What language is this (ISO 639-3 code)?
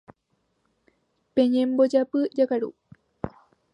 grn